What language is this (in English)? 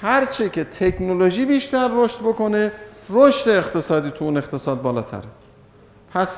Persian